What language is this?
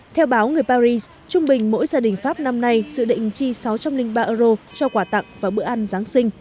Vietnamese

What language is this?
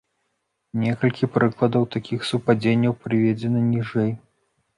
Belarusian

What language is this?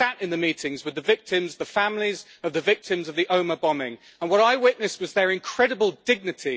English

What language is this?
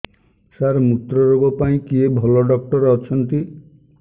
Odia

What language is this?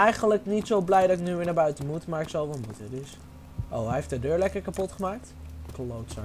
Dutch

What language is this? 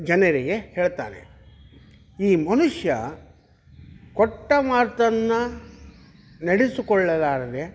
Kannada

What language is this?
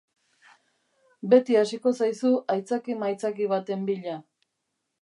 Basque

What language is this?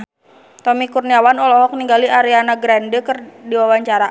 Sundanese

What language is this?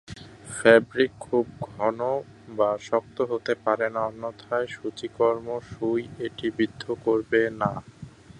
Bangla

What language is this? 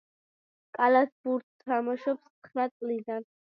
Georgian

